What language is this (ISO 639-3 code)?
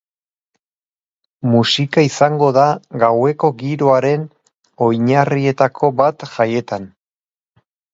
eus